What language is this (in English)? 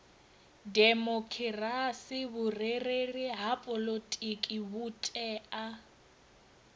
Venda